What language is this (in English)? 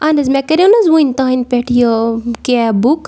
Kashmiri